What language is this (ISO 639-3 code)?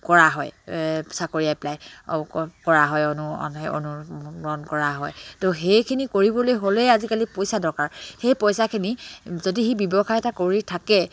asm